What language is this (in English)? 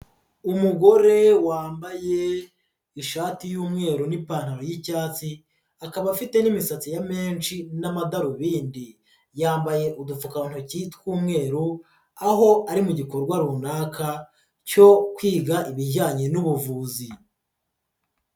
Kinyarwanda